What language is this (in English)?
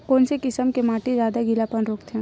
Chhattisgarhi